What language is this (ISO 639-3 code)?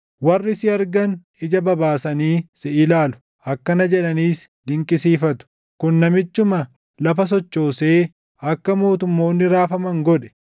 orm